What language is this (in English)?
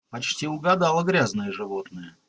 Russian